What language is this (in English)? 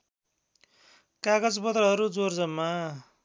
Nepali